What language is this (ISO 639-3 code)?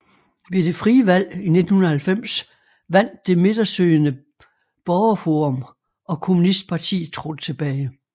dan